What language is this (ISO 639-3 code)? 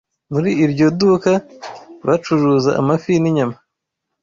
kin